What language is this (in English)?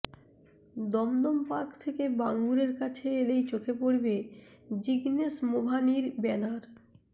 Bangla